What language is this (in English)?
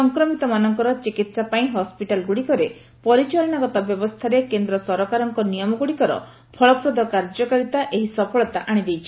Odia